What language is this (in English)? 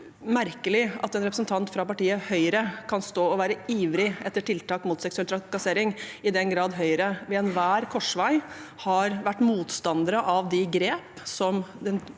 Norwegian